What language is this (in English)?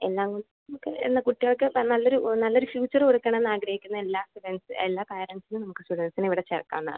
Malayalam